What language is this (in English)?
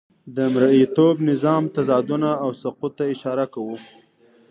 Pashto